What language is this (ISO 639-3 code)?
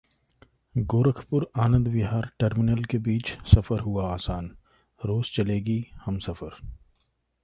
hin